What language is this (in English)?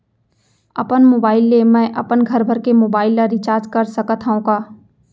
Chhattisgarhi